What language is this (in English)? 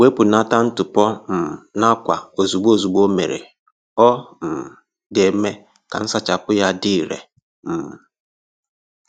Igbo